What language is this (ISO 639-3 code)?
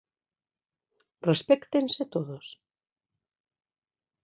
glg